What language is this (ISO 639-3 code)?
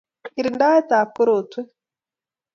kln